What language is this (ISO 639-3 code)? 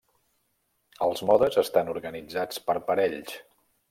cat